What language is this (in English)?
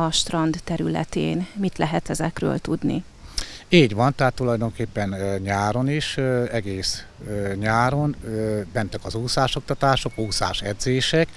Hungarian